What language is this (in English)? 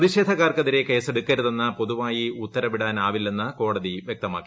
Malayalam